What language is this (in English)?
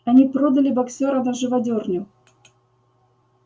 Russian